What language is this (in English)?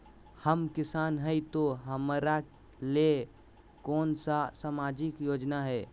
Magahi